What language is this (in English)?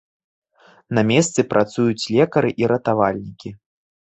Belarusian